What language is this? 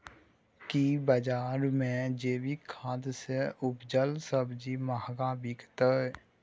Maithili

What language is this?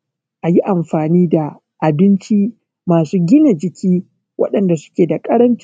Hausa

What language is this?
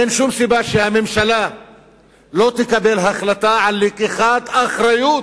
Hebrew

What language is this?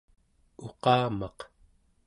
Central Yupik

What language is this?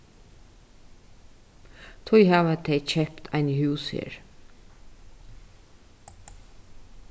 Faroese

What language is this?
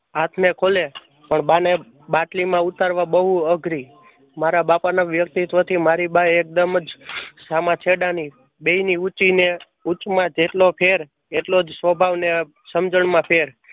Gujarati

